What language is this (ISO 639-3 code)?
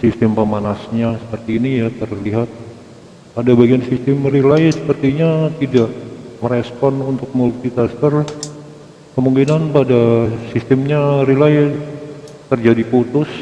ind